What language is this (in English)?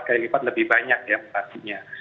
Indonesian